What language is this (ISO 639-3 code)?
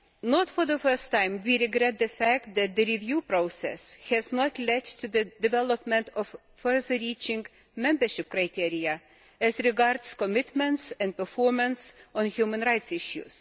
eng